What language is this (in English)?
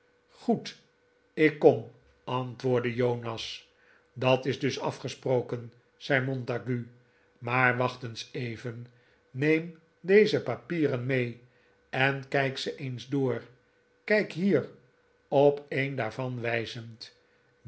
Dutch